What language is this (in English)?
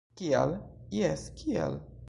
Esperanto